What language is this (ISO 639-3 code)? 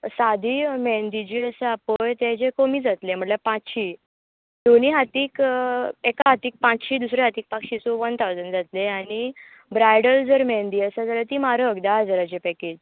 kok